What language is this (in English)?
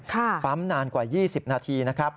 Thai